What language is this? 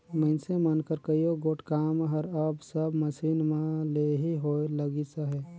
Chhattisgarhi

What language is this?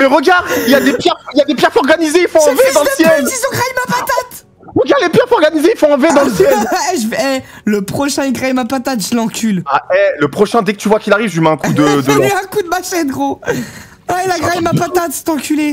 French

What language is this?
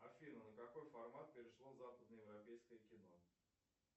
Russian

